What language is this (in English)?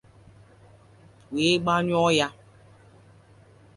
Igbo